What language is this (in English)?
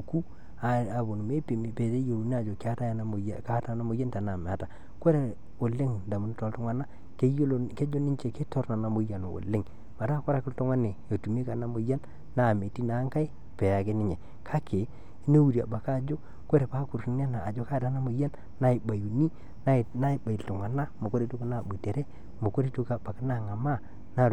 Masai